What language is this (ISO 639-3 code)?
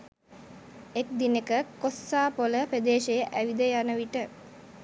sin